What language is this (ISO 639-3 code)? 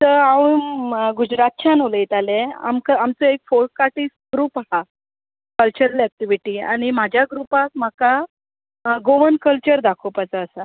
kok